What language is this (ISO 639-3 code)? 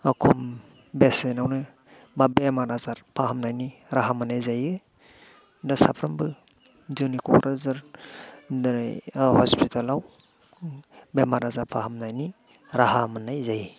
brx